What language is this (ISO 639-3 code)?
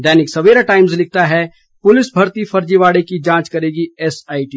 hin